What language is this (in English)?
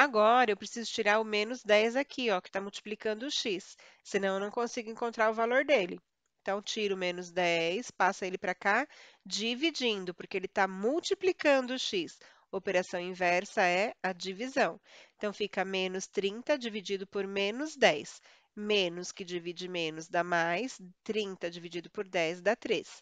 Portuguese